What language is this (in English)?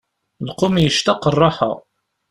Kabyle